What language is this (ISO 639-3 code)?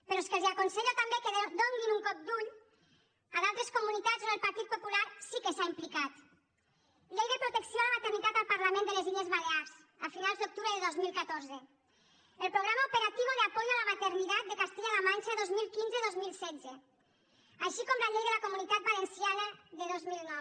cat